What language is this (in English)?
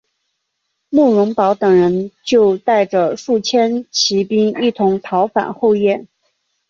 Chinese